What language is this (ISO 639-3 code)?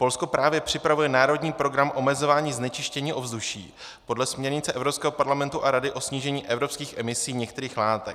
ces